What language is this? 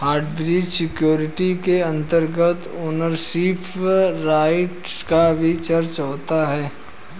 Hindi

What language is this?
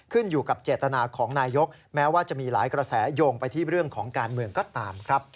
Thai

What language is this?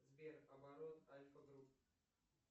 Russian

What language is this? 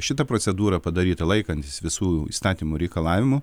Lithuanian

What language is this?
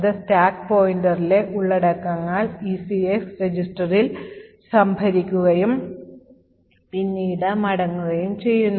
Malayalam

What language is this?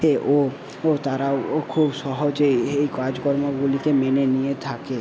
Bangla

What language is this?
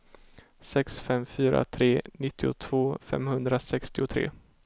Swedish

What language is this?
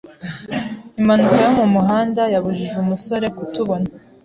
Kinyarwanda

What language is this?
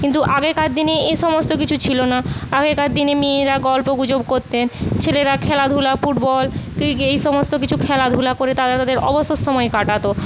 Bangla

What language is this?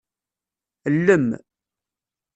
Kabyle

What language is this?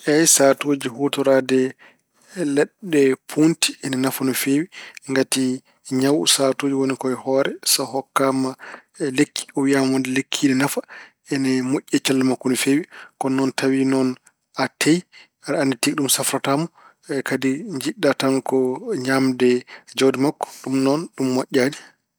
Fula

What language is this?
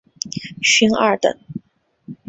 Chinese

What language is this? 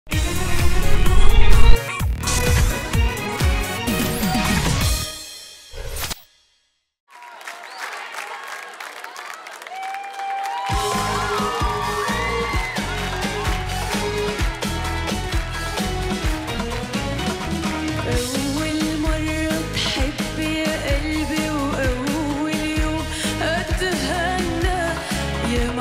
Arabic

